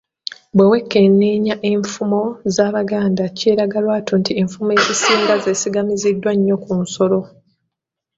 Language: Ganda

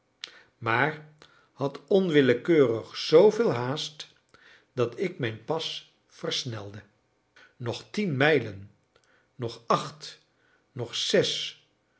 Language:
Dutch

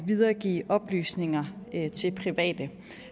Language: Danish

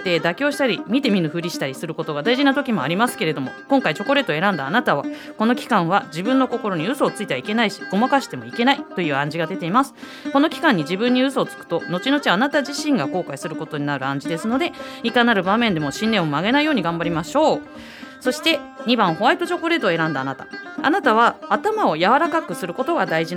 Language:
Japanese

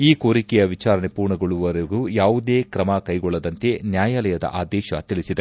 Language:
Kannada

